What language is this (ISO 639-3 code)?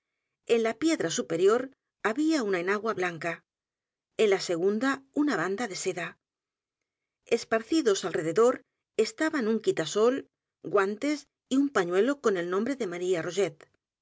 spa